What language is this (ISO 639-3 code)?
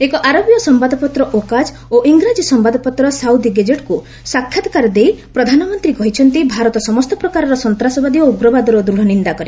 ori